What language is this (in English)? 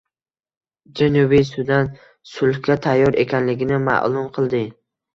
Uzbek